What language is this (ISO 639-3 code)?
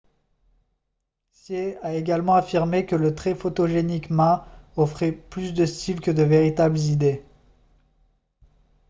fra